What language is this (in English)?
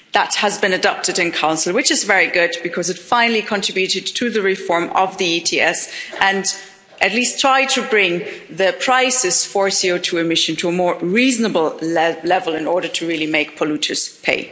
English